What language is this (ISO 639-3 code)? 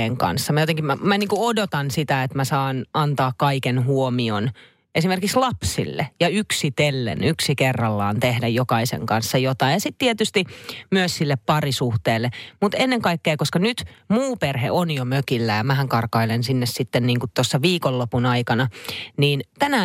fin